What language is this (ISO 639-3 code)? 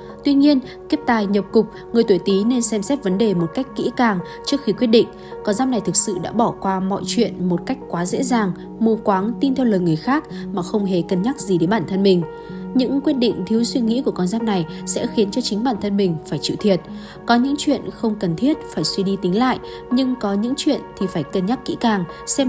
vie